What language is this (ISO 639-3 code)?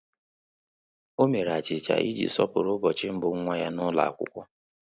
ibo